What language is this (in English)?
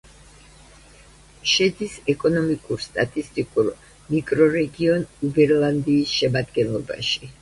Georgian